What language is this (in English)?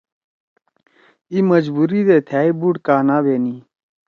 Torwali